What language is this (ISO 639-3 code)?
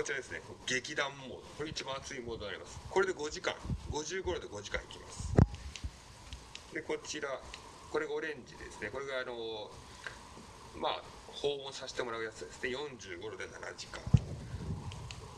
jpn